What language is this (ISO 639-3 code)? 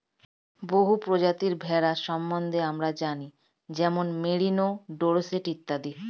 ben